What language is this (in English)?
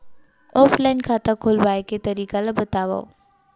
Chhattisgarhi